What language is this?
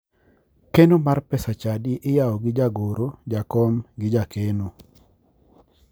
Luo (Kenya and Tanzania)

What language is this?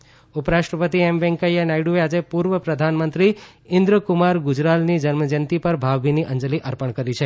Gujarati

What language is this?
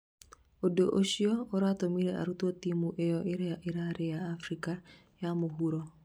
Kikuyu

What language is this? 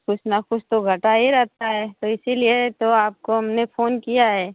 Hindi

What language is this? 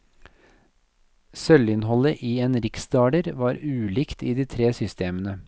Norwegian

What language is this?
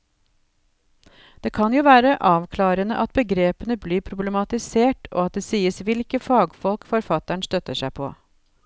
Norwegian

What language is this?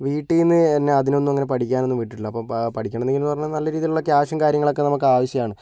Malayalam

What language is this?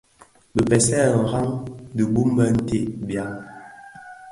Bafia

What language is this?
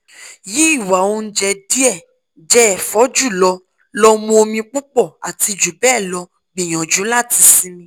Yoruba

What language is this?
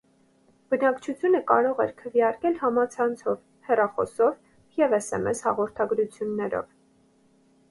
Armenian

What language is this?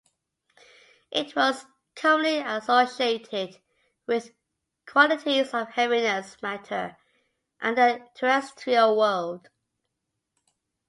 English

